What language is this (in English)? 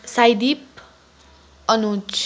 Nepali